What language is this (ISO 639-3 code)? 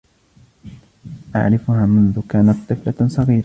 ara